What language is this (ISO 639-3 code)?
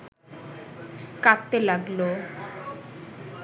ben